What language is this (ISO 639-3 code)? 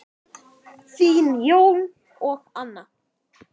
isl